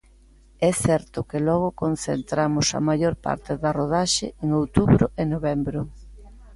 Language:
Galician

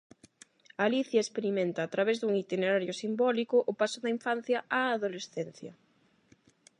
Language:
Galician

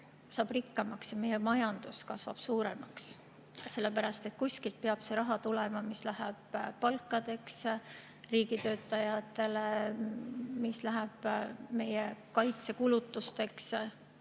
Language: Estonian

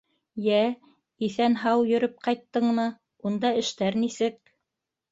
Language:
Bashkir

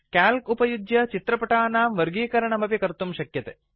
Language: Sanskrit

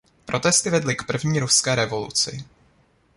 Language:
Czech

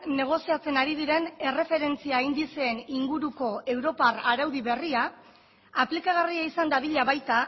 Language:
Basque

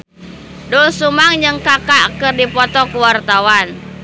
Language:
Sundanese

